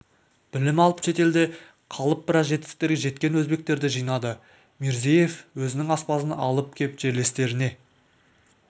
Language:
Kazakh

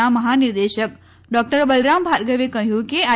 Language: Gujarati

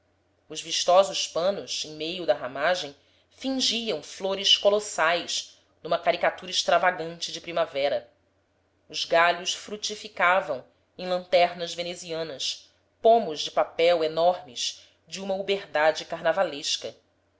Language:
Portuguese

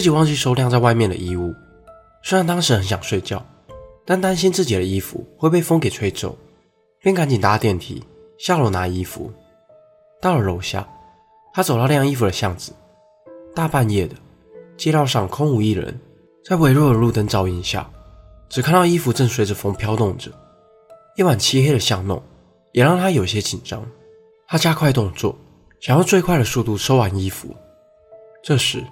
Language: Chinese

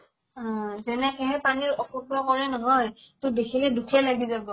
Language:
Assamese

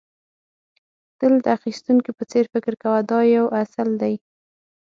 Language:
Pashto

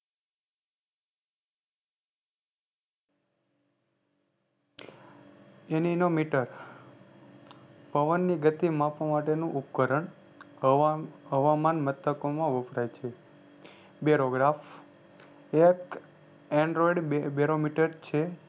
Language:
Gujarati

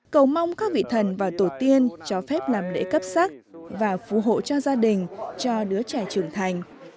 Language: Vietnamese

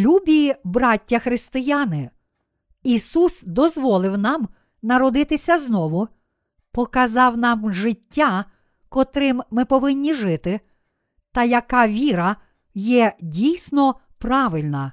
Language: Ukrainian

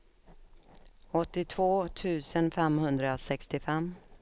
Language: Swedish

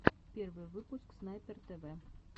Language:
Russian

